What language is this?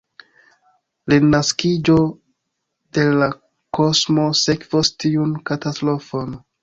Esperanto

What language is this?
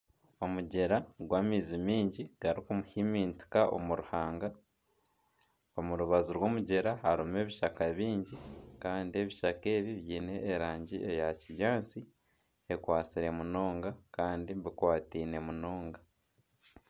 Nyankole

